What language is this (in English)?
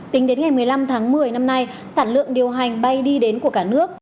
Vietnamese